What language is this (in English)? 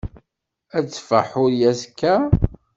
Kabyle